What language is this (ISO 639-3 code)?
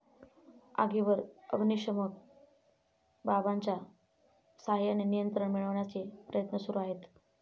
mar